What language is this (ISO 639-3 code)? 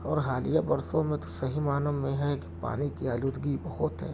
urd